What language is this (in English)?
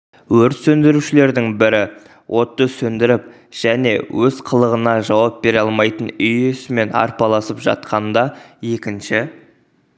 Kazakh